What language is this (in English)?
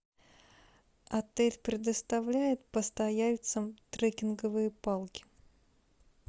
Russian